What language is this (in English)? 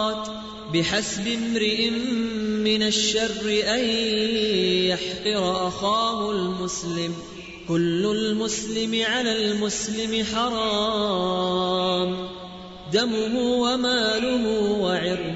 Urdu